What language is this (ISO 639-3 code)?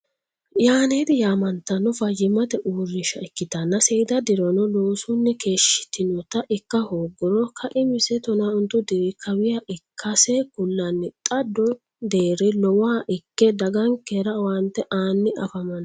sid